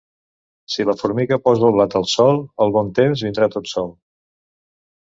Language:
Catalan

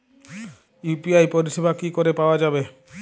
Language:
Bangla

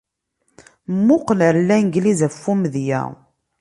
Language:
Kabyle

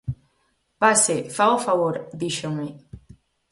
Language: Galician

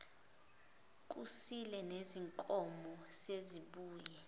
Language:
Zulu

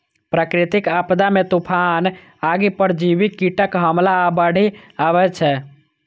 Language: Maithili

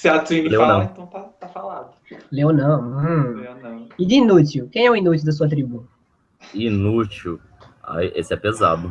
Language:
Portuguese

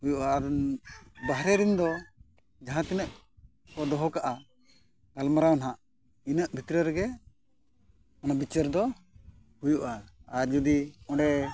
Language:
Santali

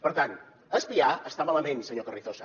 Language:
Catalan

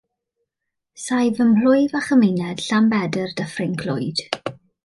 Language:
Welsh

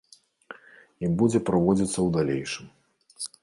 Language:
Belarusian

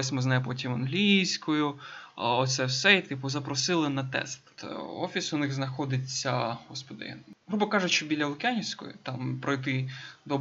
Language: Ukrainian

